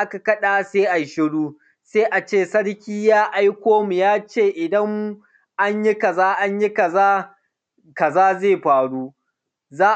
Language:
Hausa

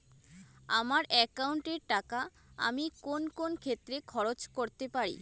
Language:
Bangla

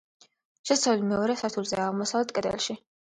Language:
Georgian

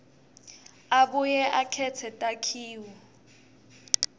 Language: Swati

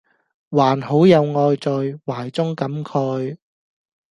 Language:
Cantonese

